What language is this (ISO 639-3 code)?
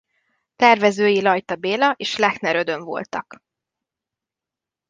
hun